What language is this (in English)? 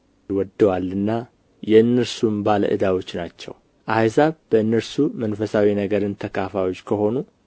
Amharic